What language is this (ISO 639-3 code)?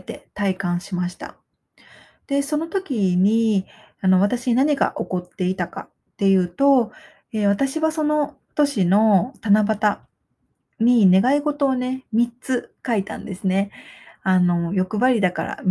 jpn